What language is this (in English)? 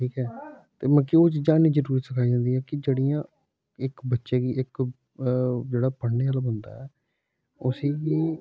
Dogri